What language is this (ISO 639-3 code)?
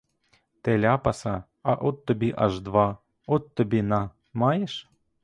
ukr